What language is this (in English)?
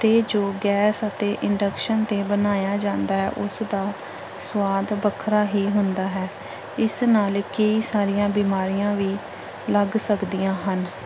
Punjabi